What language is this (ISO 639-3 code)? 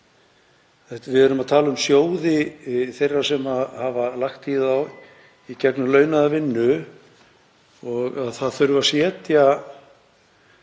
isl